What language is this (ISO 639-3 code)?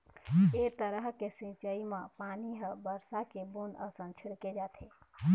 hne